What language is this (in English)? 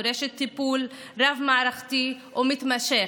Hebrew